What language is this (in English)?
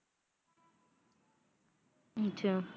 Punjabi